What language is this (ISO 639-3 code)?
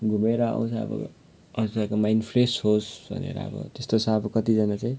nep